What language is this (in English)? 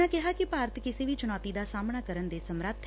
Punjabi